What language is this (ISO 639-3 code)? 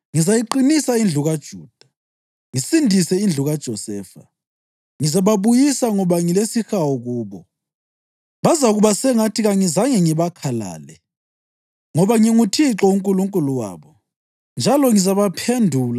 nde